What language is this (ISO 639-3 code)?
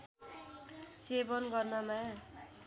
nep